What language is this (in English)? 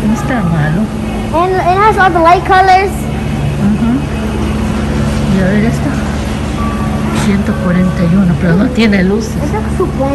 Spanish